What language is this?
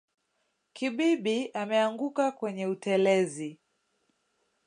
Swahili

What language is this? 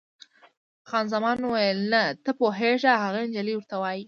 Pashto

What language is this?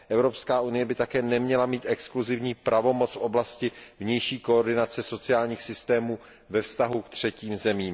Czech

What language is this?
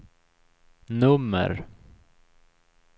Swedish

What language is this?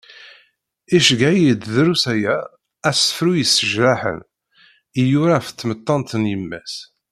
Kabyle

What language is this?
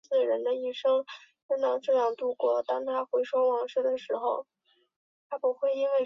Chinese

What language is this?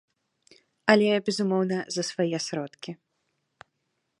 Belarusian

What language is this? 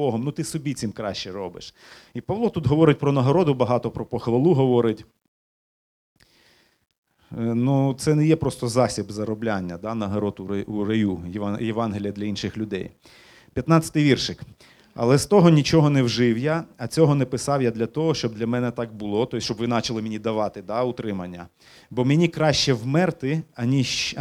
Ukrainian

